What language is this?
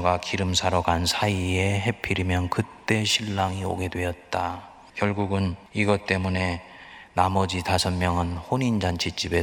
Korean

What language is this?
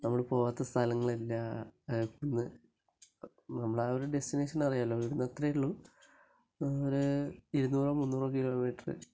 Malayalam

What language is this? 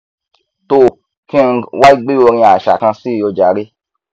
Yoruba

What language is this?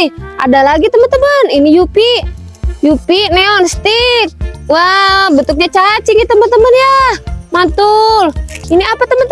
Indonesian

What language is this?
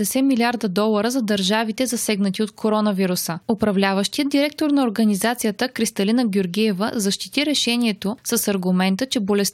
Bulgarian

